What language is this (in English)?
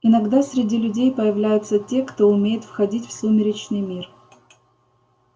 Russian